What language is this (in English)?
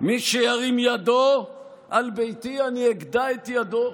Hebrew